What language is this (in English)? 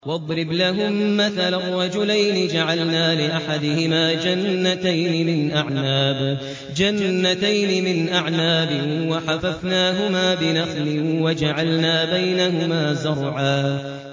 Arabic